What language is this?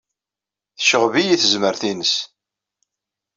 Kabyle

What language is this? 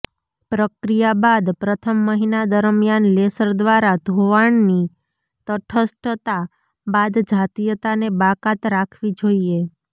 Gujarati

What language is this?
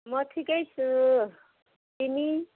Nepali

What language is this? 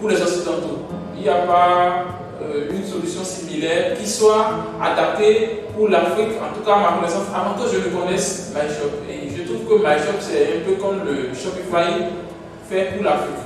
French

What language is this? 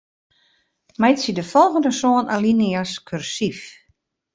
Western Frisian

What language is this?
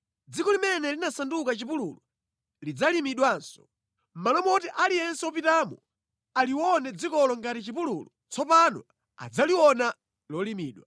Nyanja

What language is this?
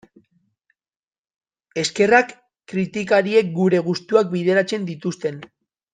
Basque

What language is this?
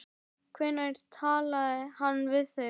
Icelandic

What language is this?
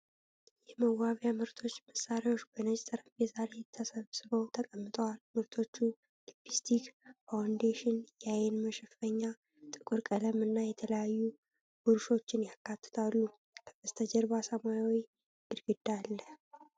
Amharic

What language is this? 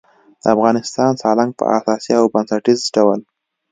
Pashto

